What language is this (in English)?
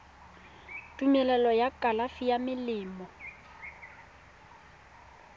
Tswana